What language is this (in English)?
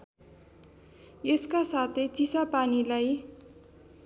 Nepali